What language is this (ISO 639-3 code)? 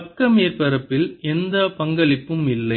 tam